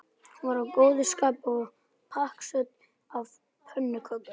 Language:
Icelandic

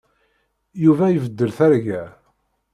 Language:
Kabyle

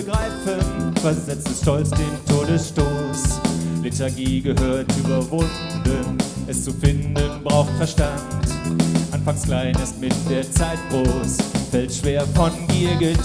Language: German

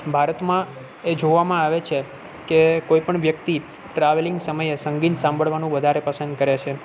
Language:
Gujarati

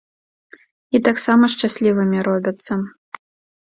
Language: Belarusian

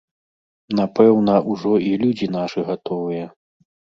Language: Belarusian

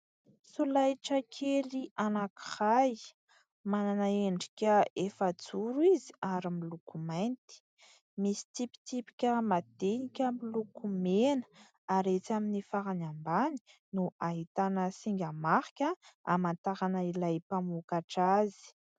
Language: Malagasy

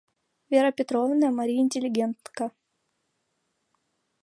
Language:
Mari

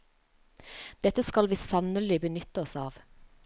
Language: Norwegian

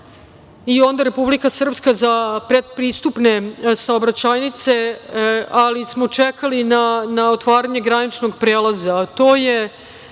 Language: Serbian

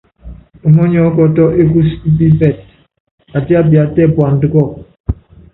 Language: Yangben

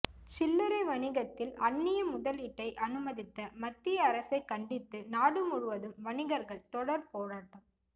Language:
Tamil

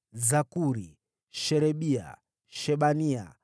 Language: Swahili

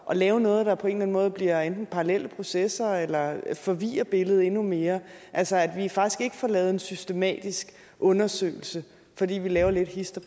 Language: Danish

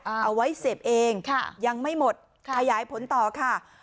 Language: Thai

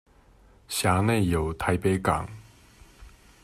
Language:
Chinese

